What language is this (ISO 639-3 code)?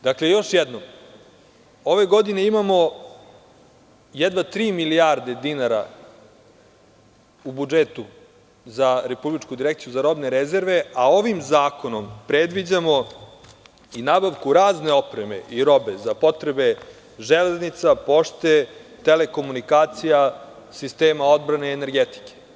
srp